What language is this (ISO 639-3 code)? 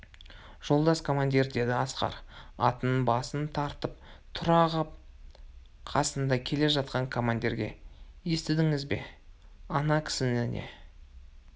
kaz